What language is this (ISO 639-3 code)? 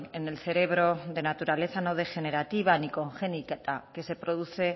spa